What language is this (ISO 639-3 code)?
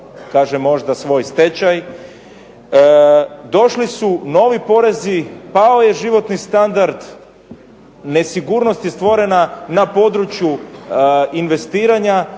hrv